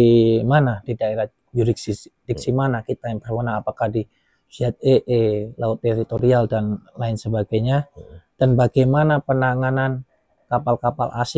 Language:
Indonesian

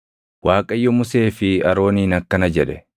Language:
Oromo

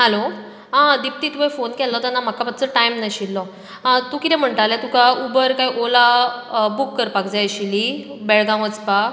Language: Konkani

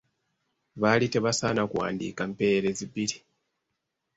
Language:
Ganda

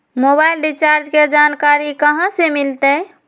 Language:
Magahi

